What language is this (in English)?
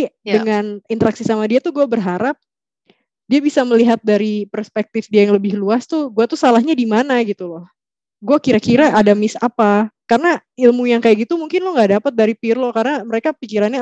Indonesian